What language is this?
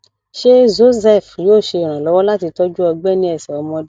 Yoruba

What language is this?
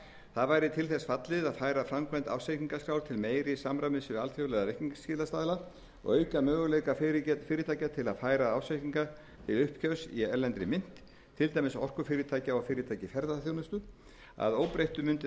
Icelandic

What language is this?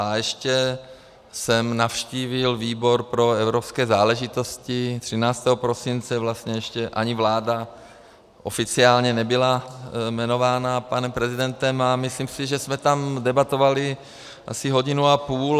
Czech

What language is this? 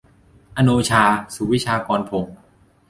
Thai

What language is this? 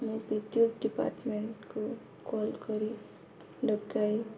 Odia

